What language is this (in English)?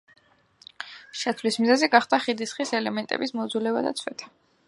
Georgian